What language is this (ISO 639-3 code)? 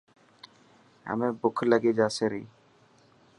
mki